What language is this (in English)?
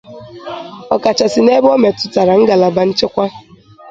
Igbo